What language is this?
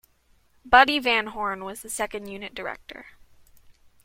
English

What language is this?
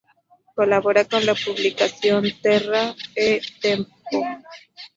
Spanish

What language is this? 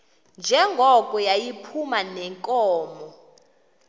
Xhosa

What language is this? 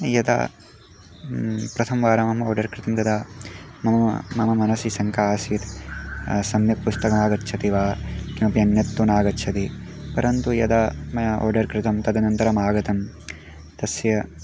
Sanskrit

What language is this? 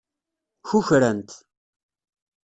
Kabyle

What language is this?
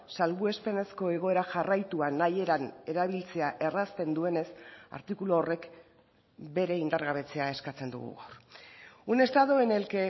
Basque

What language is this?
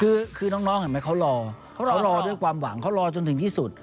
Thai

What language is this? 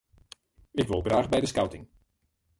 Western Frisian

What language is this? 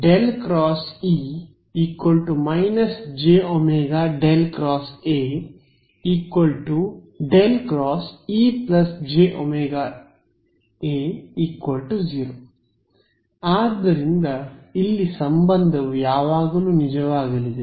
Kannada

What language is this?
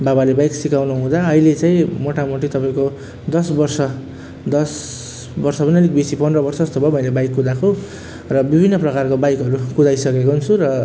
Nepali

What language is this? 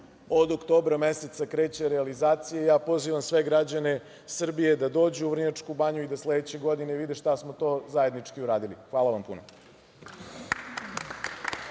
Serbian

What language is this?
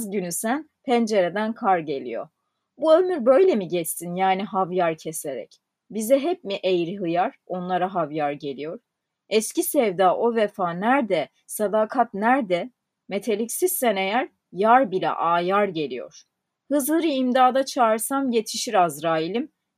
Turkish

